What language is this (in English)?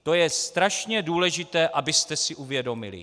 Czech